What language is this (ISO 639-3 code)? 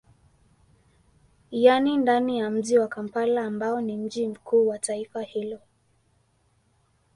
swa